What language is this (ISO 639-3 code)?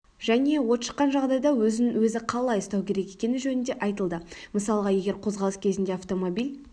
kaz